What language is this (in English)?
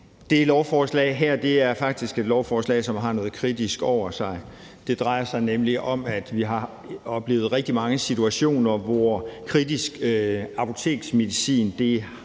Danish